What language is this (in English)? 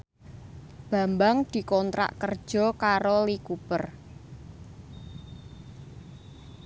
Javanese